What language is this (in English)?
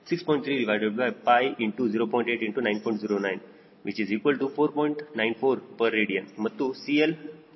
Kannada